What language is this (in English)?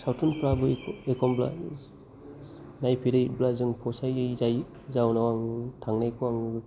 Bodo